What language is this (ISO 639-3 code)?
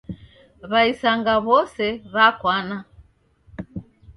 dav